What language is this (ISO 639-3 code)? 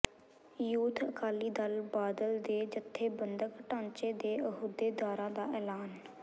pan